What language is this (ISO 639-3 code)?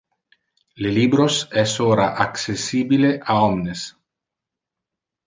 ina